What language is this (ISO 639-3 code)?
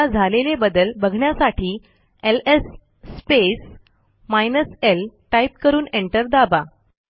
mar